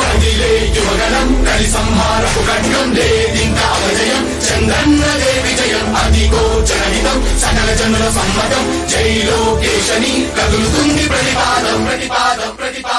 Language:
Arabic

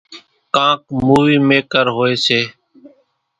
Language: Kachi Koli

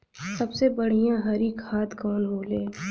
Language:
Bhojpuri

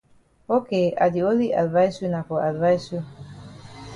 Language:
Cameroon Pidgin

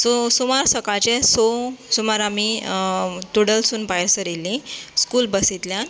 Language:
Konkani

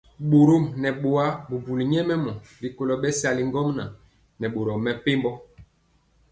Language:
Mpiemo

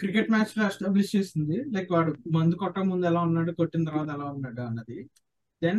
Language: Telugu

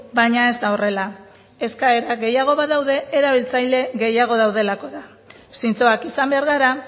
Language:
Basque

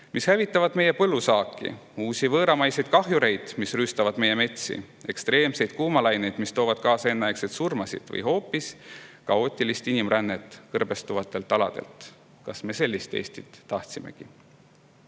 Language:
Estonian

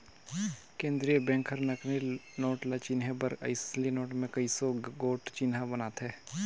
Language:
Chhattisgarhi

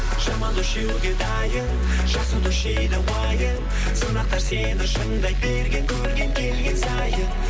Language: Kazakh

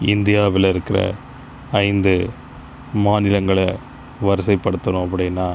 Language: Tamil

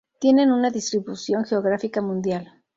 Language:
Spanish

